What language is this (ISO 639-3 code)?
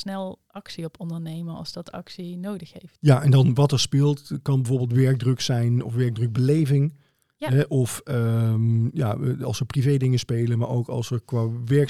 nld